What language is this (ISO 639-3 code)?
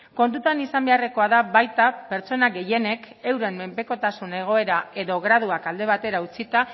eus